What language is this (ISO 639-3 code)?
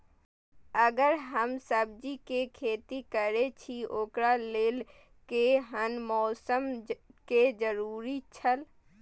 mai